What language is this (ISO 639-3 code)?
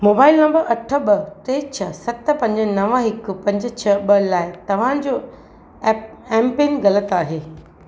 snd